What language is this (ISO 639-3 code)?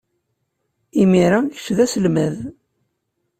kab